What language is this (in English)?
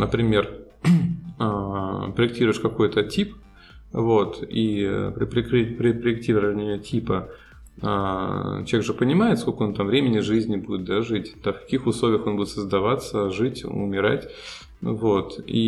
Russian